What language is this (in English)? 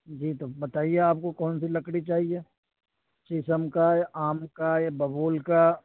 Urdu